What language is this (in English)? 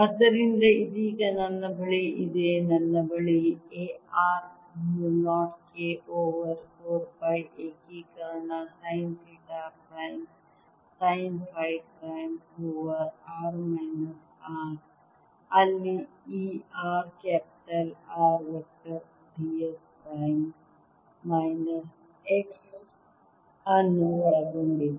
Kannada